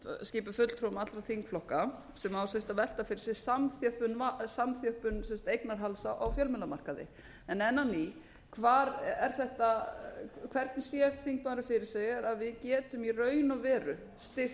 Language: Icelandic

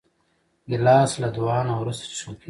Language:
Pashto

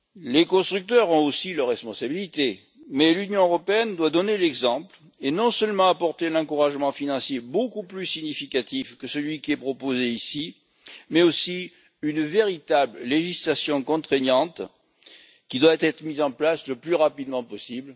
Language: French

